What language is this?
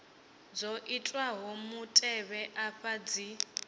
Venda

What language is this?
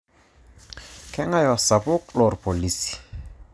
Masai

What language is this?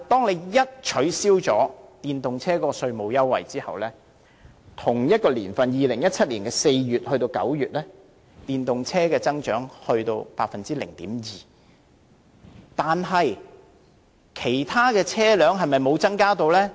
Cantonese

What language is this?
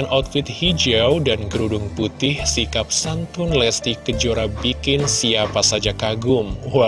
Indonesian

